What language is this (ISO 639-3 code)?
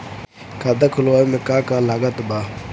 bho